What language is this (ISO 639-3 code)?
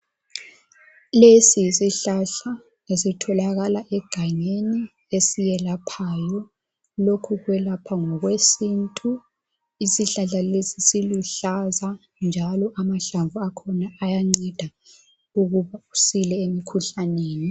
nde